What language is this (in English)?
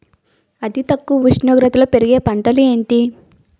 Telugu